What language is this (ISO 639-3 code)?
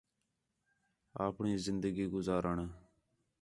xhe